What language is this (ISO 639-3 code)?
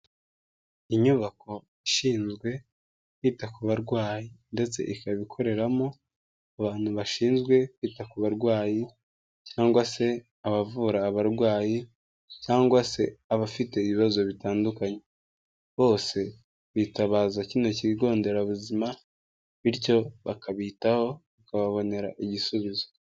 kin